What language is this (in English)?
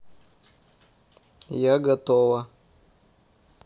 Russian